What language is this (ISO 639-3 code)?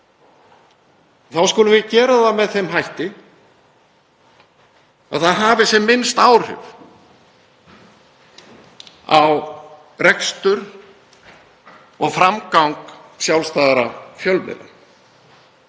isl